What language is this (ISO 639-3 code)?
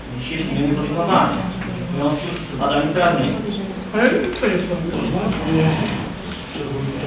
pol